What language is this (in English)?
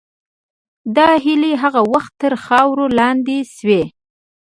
Pashto